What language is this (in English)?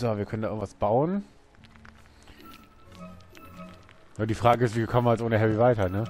German